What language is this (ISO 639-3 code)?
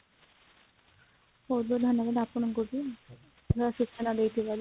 ori